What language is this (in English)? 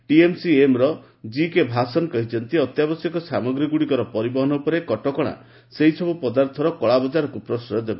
Odia